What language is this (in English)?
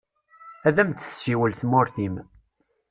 Kabyle